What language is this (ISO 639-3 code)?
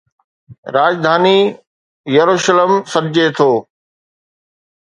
snd